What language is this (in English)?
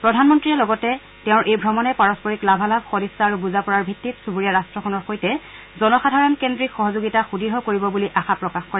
Assamese